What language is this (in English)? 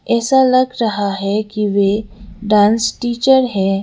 Hindi